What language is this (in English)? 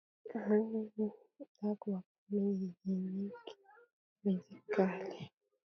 Lingala